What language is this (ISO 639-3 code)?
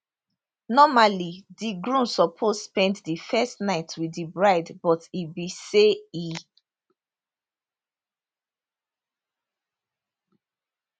pcm